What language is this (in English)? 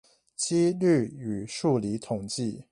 Chinese